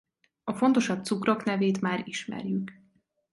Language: Hungarian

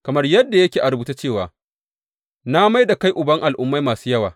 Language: Hausa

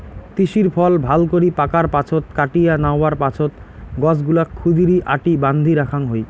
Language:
Bangla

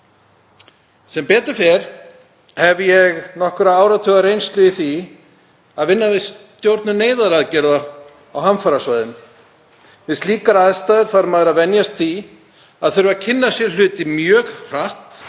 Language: Icelandic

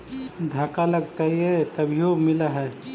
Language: Magahi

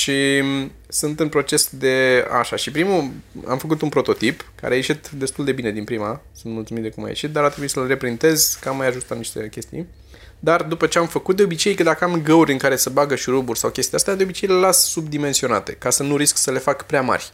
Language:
Romanian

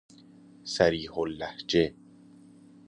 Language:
Persian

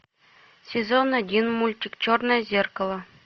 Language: Russian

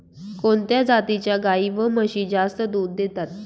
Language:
Marathi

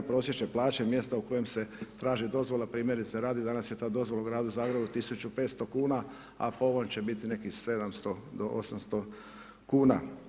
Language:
Croatian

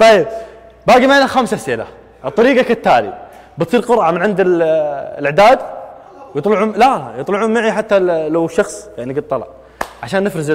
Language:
Arabic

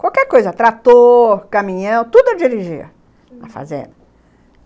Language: Portuguese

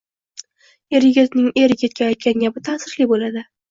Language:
Uzbek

